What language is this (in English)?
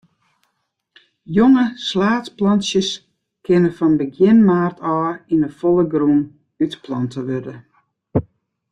Western Frisian